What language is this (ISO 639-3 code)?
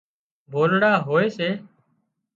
kxp